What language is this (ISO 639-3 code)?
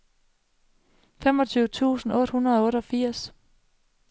dan